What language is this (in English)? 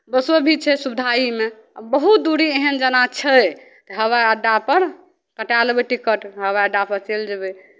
Maithili